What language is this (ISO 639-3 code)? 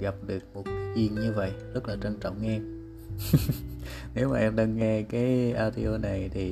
vie